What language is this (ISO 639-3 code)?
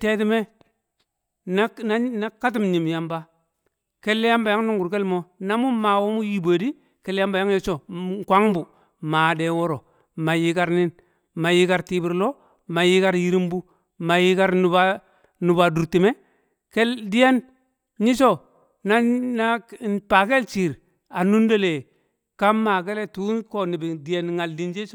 kcq